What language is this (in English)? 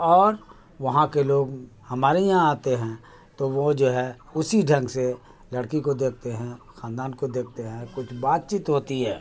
Urdu